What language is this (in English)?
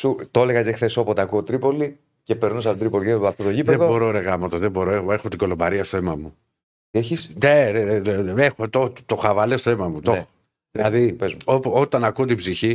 Greek